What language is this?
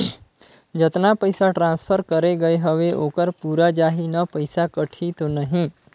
Chhattisgarhi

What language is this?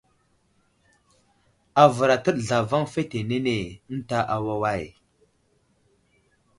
Wuzlam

